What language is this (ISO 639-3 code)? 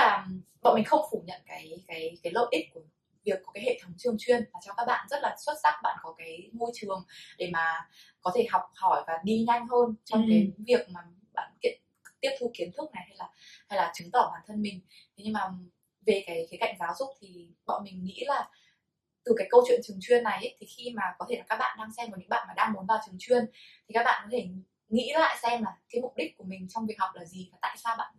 vie